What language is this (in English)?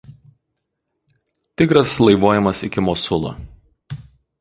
Lithuanian